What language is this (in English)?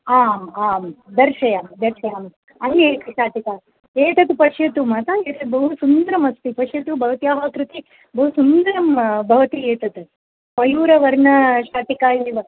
Sanskrit